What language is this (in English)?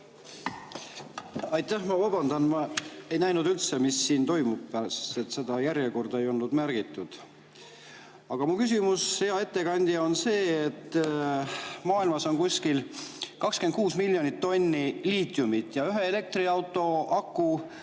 Estonian